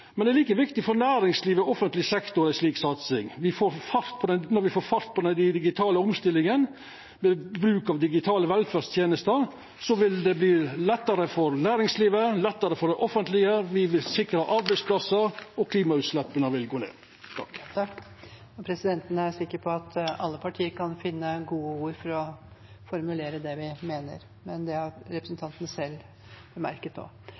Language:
Norwegian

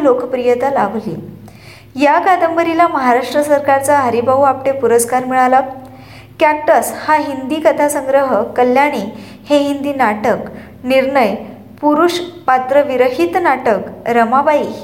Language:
Marathi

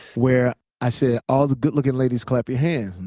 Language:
English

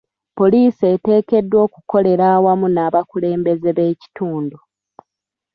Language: Ganda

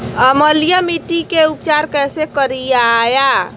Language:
Magahi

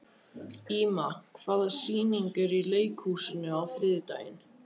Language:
Icelandic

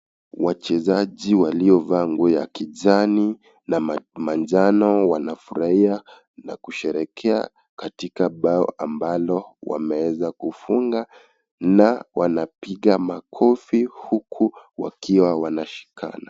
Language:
Swahili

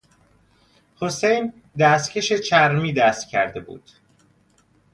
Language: Persian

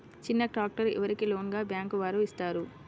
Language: Telugu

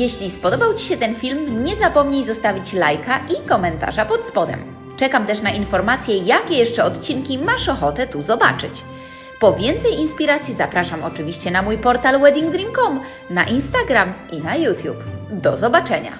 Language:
Polish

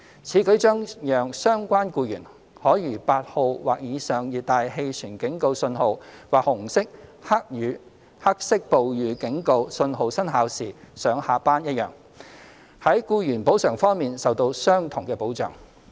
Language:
Cantonese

